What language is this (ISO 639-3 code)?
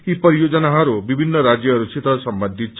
nep